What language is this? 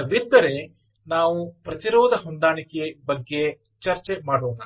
Kannada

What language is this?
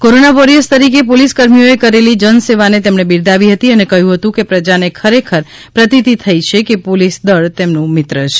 Gujarati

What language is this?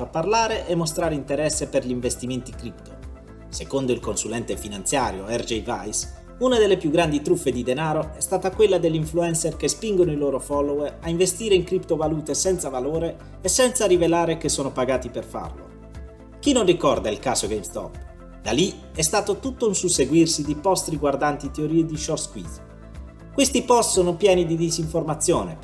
Italian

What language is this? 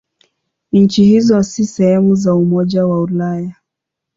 Swahili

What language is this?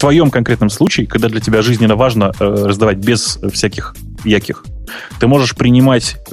Russian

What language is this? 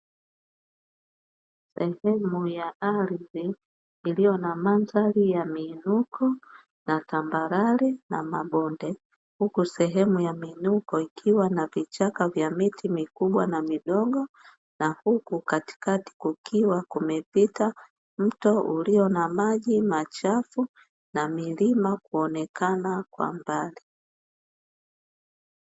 Swahili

